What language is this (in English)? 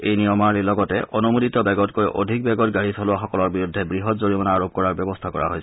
Assamese